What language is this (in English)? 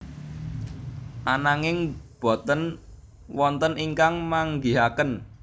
Javanese